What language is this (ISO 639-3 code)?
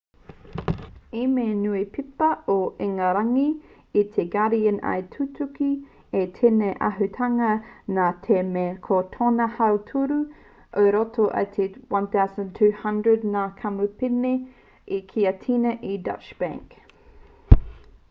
mri